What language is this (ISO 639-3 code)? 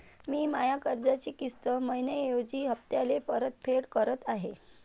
mar